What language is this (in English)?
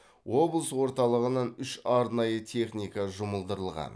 Kazakh